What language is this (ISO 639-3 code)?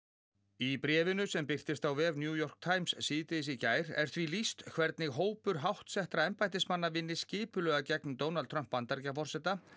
isl